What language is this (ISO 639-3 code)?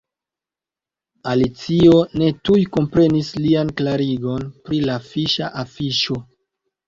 epo